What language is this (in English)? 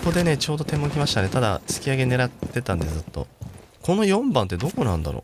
Japanese